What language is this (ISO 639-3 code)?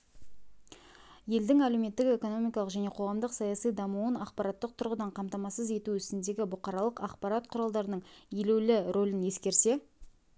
kaz